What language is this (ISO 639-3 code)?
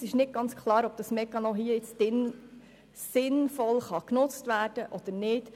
gsw